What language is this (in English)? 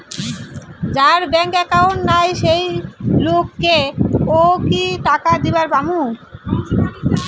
Bangla